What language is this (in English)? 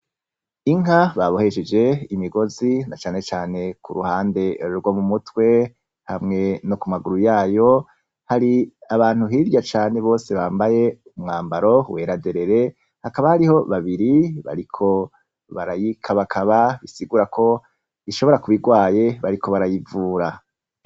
Rundi